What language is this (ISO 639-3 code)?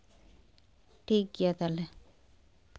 sat